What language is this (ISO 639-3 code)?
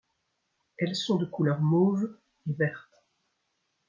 fra